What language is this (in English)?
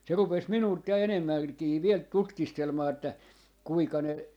Finnish